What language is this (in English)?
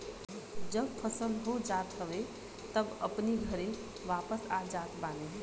Bhojpuri